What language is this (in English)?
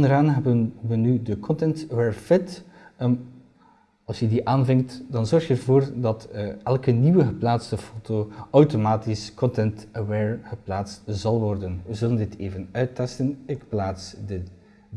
Dutch